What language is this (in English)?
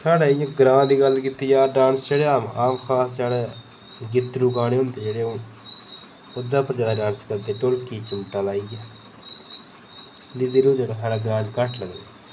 Dogri